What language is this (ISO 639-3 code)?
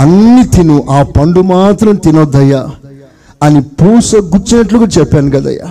tel